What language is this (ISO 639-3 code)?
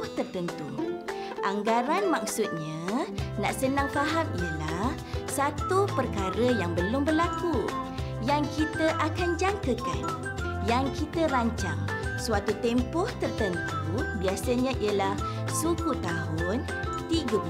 msa